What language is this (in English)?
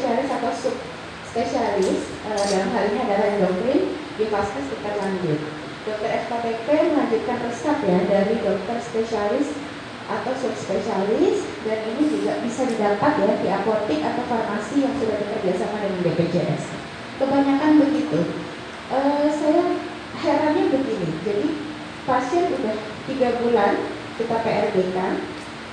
Indonesian